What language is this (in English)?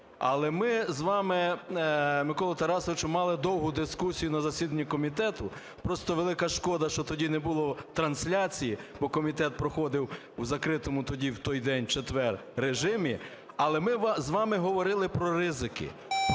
Ukrainian